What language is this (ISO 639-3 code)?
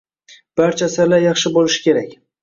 uzb